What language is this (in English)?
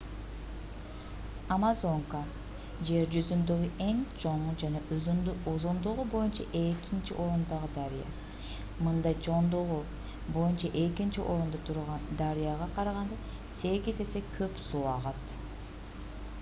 Kyrgyz